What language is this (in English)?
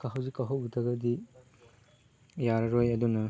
Manipuri